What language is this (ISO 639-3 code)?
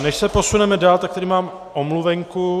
ces